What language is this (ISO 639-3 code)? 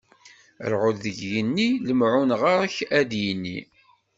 kab